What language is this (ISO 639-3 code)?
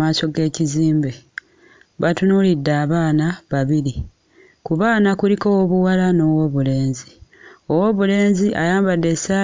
lug